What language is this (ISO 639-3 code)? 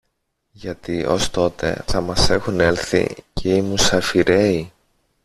ell